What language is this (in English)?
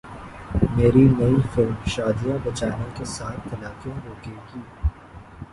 Urdu